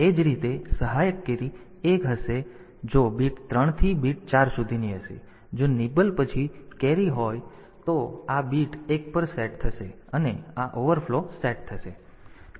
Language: Gujarati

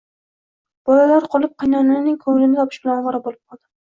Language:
Uzbek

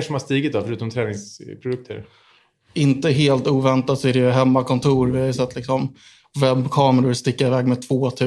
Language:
Swedish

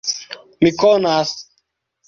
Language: Esperanto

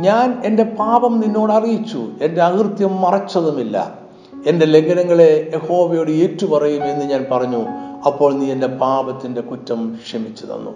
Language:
Malayalam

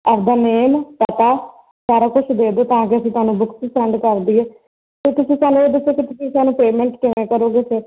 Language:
Punjabi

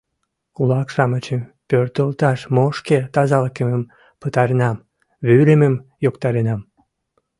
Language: Mari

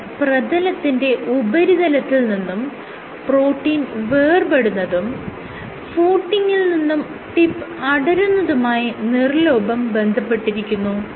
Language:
Malayalam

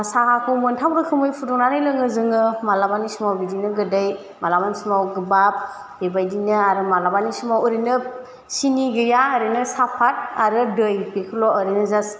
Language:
Bodo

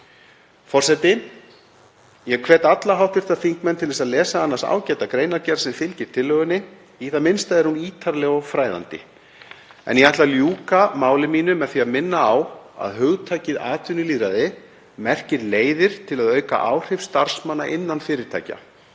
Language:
Icelandic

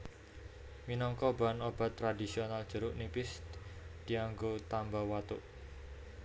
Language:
Javanese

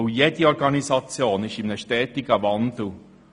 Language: Swiss German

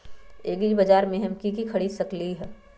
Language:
Magahi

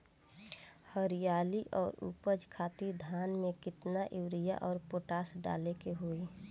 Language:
Bhojpuri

